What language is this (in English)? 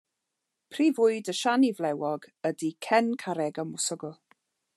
Welsh